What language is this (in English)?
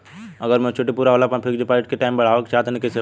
Bhojpuri